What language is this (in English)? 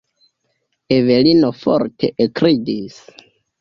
Esperanto